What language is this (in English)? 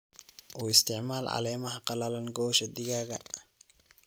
Somali